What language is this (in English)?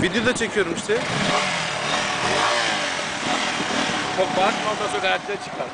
Turkish